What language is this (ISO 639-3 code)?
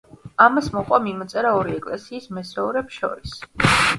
kat